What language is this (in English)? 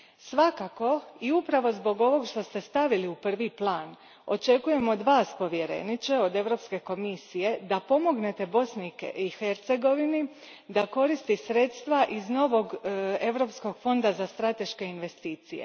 Croatian